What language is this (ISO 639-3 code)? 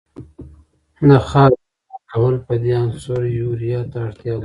pus